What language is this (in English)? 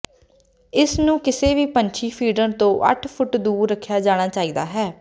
Punjabi